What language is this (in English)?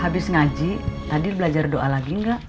Indonesian